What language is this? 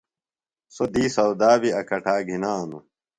Phalura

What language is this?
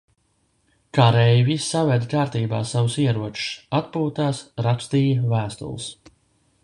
Latvian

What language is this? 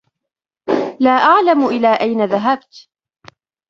Arabic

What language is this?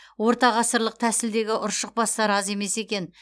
Kazakh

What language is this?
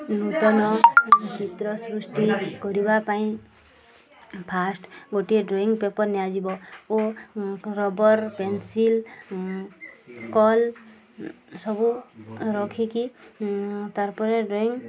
Odia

